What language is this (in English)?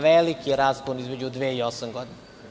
Serbian